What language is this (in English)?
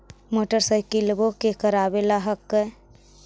Magahi